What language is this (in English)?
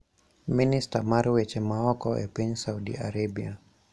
Luo (Kenya and Tanzania)